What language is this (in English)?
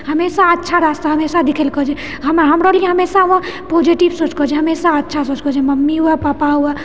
Maithili